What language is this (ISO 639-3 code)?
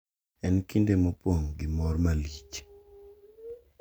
luo